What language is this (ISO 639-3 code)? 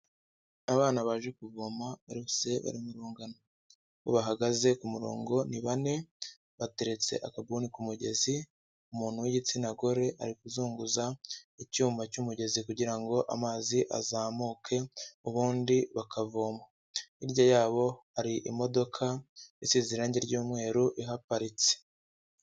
kin